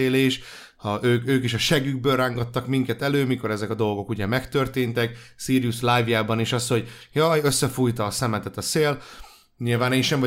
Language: Hungarian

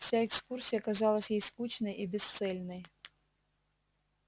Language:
Russian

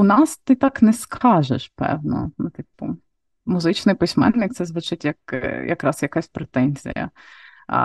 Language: Ukrainian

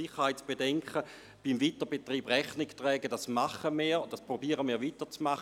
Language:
Swiss German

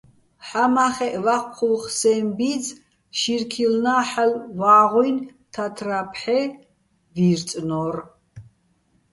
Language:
Bats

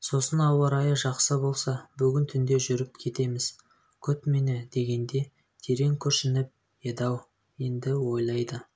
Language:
Kazakh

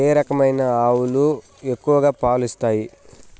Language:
Telugu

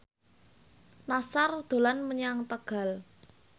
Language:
Javanese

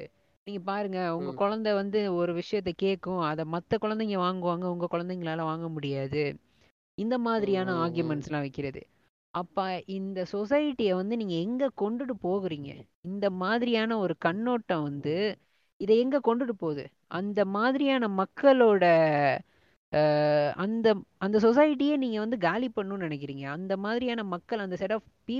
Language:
Tamil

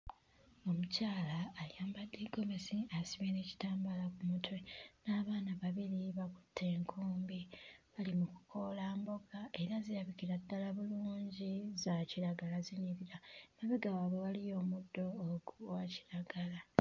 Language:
Ganda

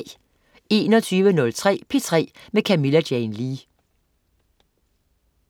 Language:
Danish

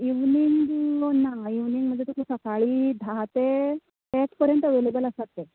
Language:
Konkani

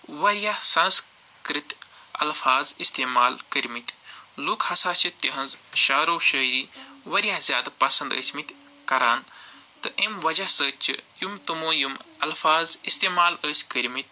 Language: Kashmiri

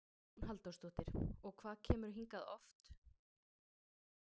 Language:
Icelandic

